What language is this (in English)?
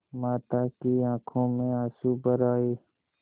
Hindi